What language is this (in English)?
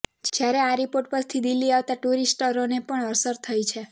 Gujarati